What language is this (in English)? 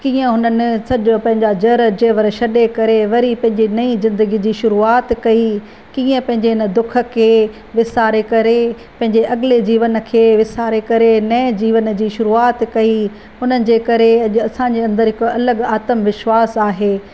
Sindhi